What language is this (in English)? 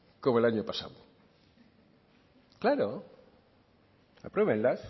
Spanish